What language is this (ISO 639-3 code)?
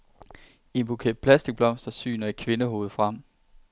dan